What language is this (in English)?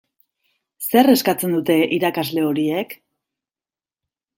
Basque